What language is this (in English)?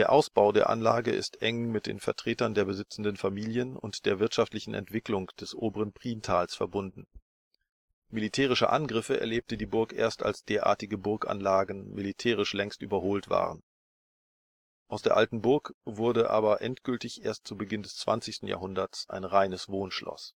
German